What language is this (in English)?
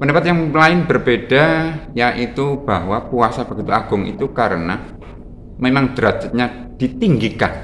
Indonesian